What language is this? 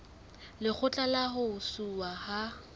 Southern Sotho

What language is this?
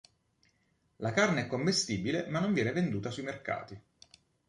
Italian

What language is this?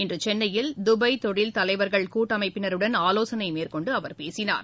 Tamil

